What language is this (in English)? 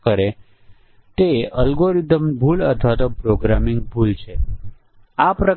Gujarati